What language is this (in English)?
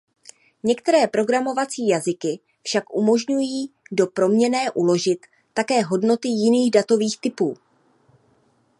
Czech